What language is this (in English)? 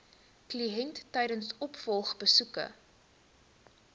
Afrikaans